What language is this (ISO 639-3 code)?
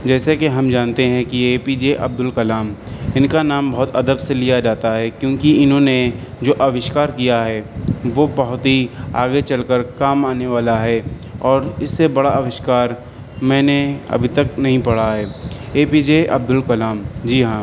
urd